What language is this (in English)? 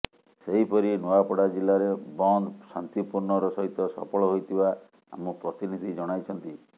Odia